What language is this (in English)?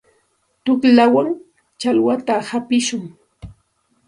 Santa Ana de Tusi Pasco Quechua